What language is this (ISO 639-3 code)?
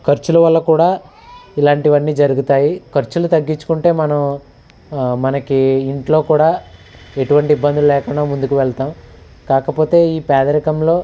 tel